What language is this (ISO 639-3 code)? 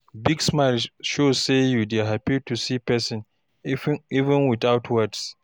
pcm